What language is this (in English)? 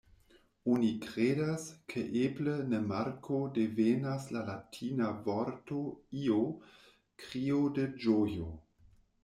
Esperanto